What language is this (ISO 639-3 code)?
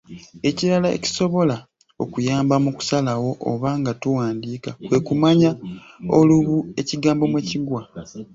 lug